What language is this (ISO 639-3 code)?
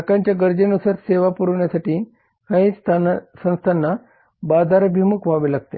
mar